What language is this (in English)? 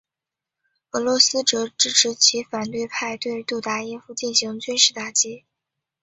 Chinese